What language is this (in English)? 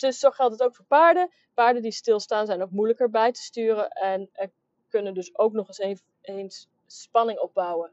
Dutch